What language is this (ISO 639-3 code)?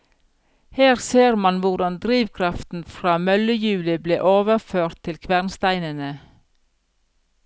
nor